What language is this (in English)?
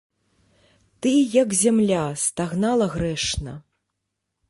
Belarusian